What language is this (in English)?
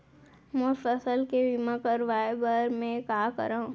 Chhattisgarhi